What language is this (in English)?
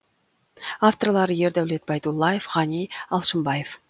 Kazakh